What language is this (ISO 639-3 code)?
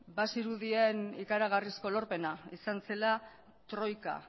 eus